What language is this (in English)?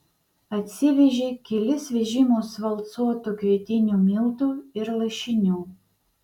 Lithuanian